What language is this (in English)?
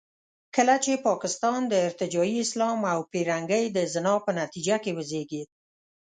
Pashto